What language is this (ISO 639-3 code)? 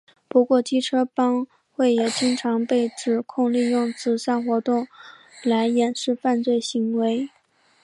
zho